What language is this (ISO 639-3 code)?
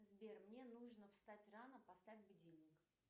rus